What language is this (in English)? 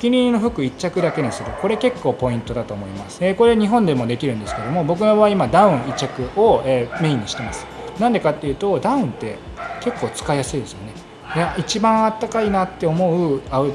Japanese